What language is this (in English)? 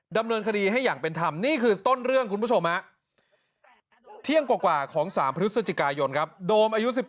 Thai